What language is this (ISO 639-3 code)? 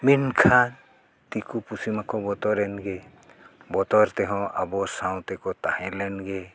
sat